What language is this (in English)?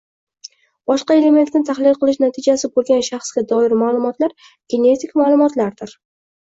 Uzbek